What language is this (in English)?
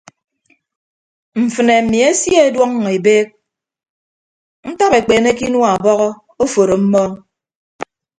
Ibibio